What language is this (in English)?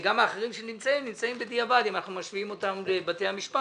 Hebrew